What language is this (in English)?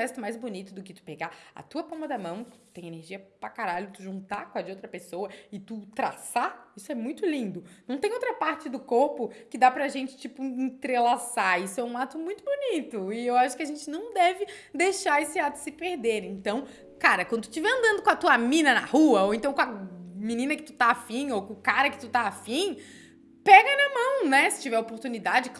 Portuguese